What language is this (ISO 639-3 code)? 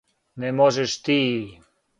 srp